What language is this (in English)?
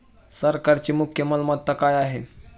Marathi